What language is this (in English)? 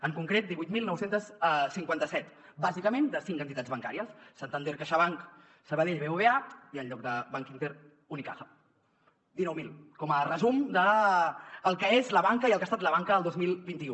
Catalan